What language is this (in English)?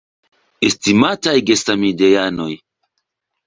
Esperanto